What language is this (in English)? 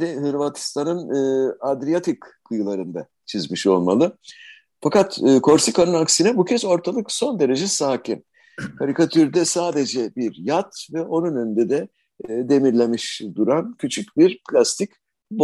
Turkish